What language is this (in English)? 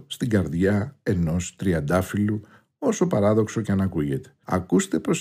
Greek